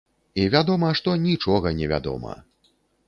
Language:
Belarusian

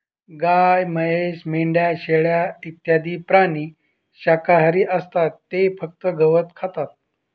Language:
Marathi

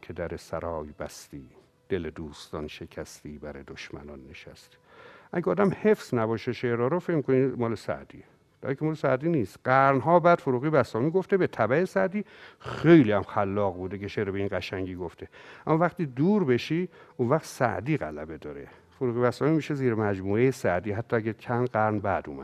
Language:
Persian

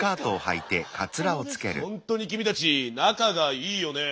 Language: Japanese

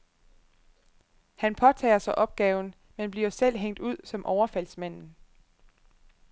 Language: Danish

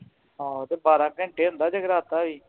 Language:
Punjabi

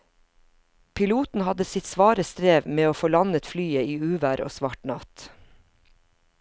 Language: Norwegian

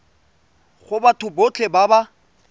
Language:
Tswana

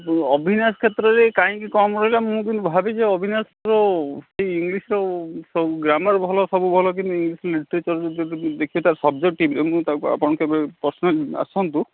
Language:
Odia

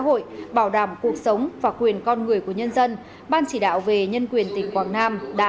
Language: Vietnamese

